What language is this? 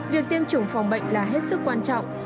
Vietnamese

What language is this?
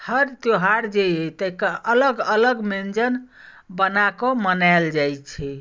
Maithili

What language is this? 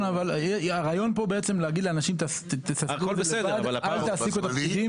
Hebrew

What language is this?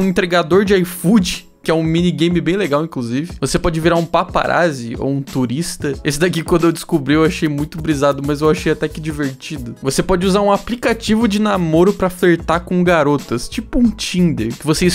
Portuguese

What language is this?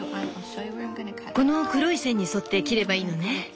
Japanese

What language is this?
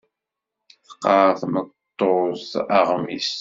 Kabyle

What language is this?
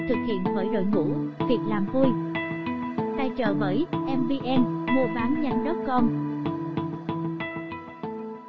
Vietnamese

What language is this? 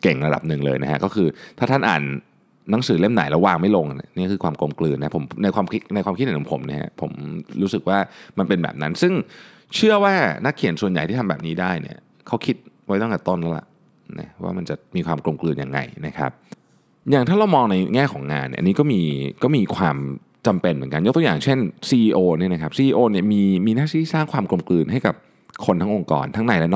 Thai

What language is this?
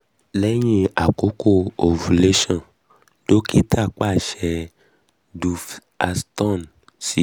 Yoruba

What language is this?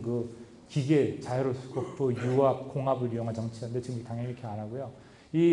Korean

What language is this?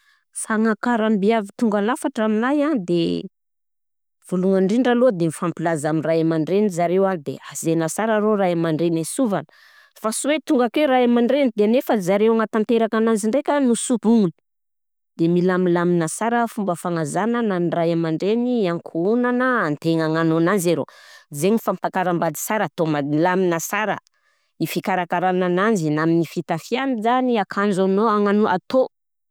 Southern Betsimisaraka Malagasy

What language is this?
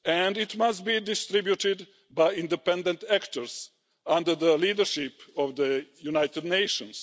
English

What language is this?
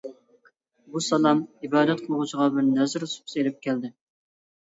Uyghur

